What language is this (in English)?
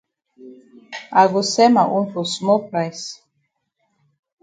Cameroon Pidgin